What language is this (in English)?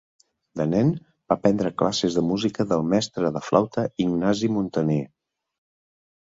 Catalan